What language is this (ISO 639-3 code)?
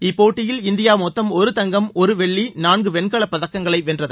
tam